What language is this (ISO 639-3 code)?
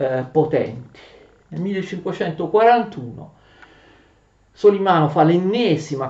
ita